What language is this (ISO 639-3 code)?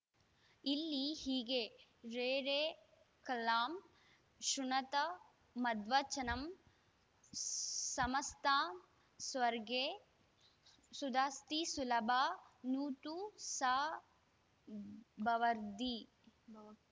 kan